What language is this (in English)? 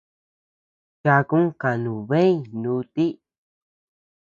Tepeuxila Cuicatec